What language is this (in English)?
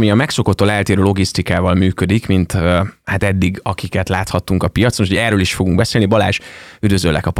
Hungarian